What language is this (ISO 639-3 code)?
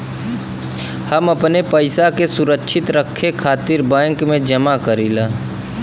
bho